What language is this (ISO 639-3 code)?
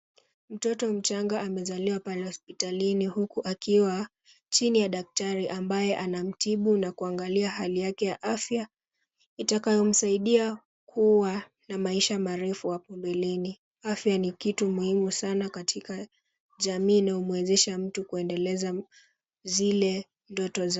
swa